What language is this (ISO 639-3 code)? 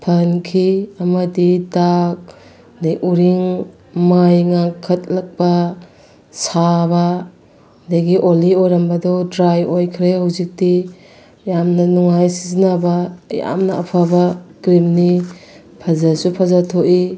mni